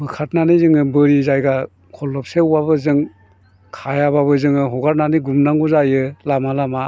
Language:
Bodo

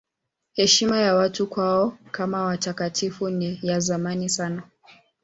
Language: Swahili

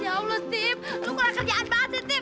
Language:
Indonesian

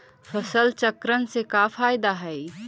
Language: Magahi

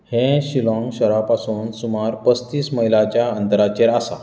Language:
Konkani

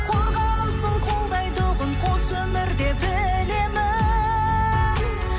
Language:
Kazakh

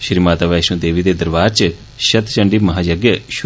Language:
Dogri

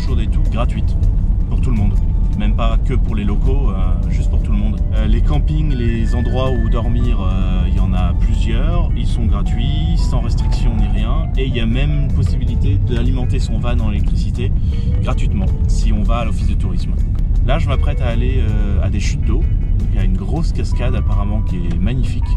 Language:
French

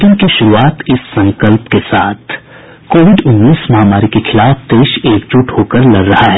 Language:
Hindi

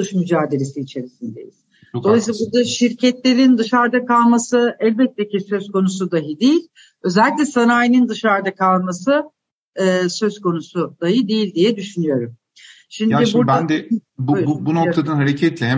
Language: Turkish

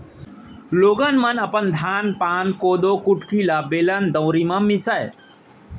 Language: Chhattisgarhi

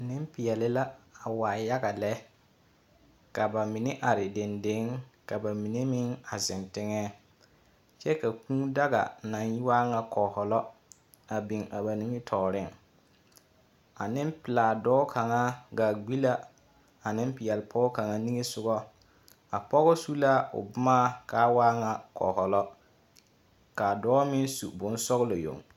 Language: Southern Dagaare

